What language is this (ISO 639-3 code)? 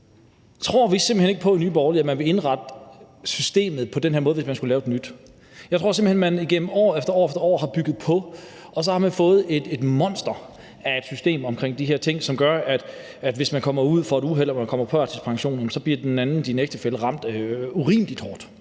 dan